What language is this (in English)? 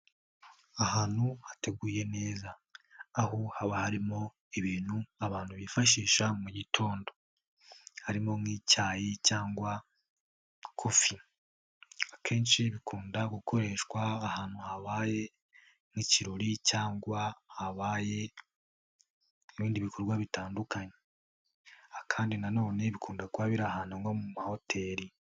Kinyarwanda